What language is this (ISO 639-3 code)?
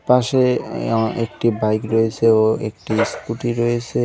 ben